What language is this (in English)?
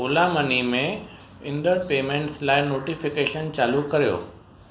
Sindhi